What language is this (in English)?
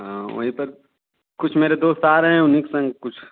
Hindi